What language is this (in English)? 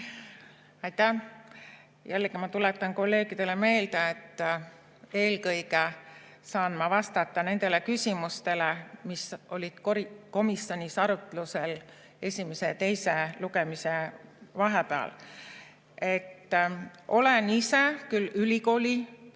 Estonian